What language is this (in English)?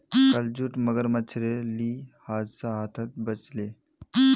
Magahi